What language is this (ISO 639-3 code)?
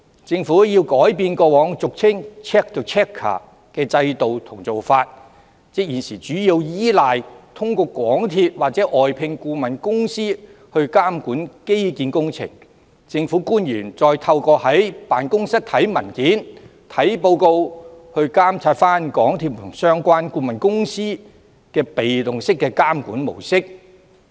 yue